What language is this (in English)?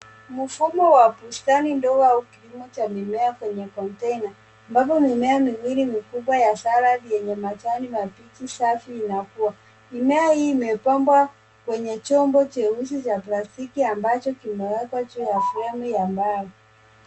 Swahili